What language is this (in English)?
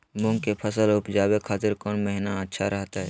Magahi